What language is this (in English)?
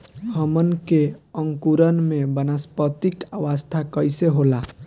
Bhojpuri